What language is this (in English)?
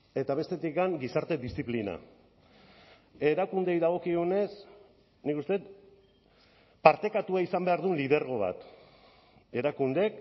Basque